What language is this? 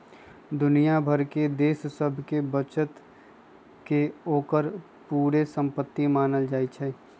Magahi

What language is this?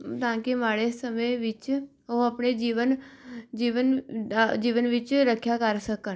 Punjabi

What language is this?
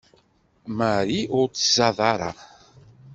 Kabyle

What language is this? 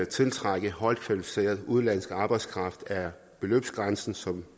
Danish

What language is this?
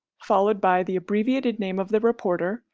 English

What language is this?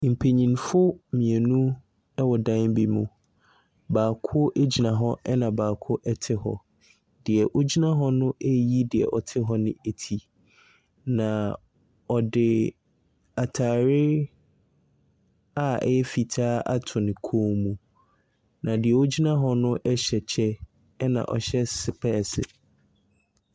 Akan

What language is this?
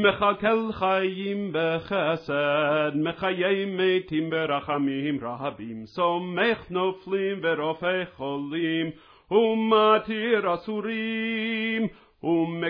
Russian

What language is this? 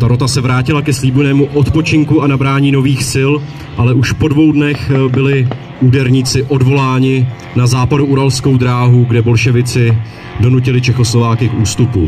Czech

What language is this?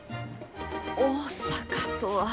Japanese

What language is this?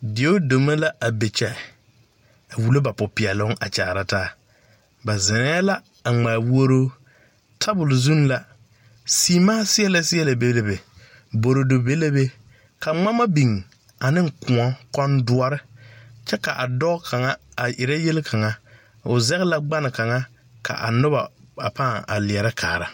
Southern Dagaare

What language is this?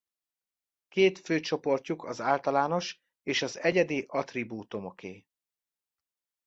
Hungarian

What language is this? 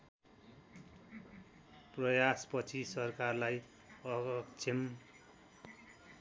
Nepali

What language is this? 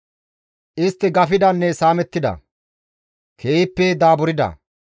Gamo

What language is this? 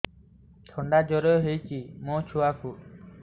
Odia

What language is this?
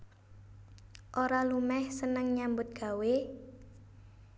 Javanese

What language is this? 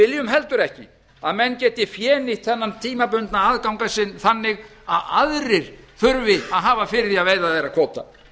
Icelandic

